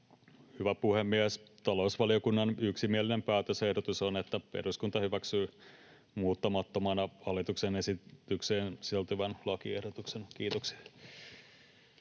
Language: Finnish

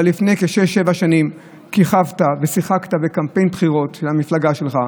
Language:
Hebrew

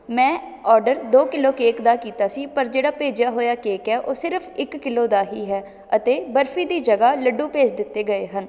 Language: Punjabi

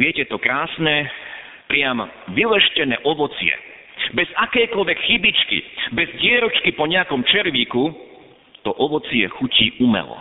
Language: Slovak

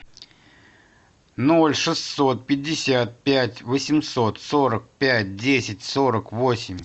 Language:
Russian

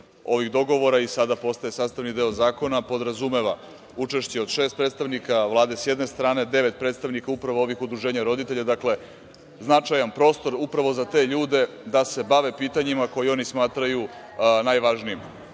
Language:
Serbian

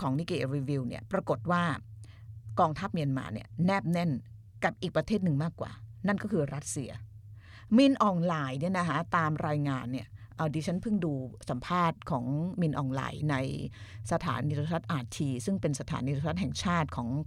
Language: Thai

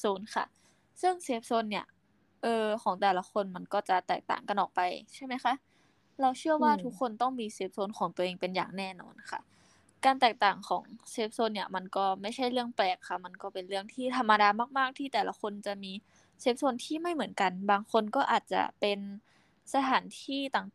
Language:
Thai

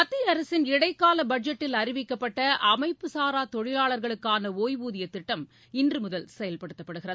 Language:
Tamil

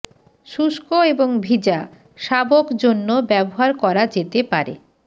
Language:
Bangla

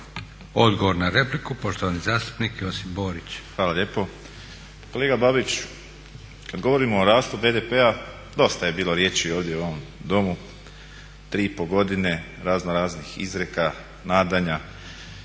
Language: Croatian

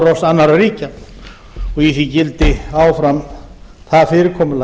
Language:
Icelandic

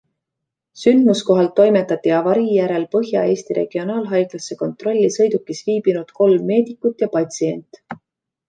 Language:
Estonian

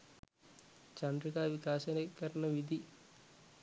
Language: Sinhala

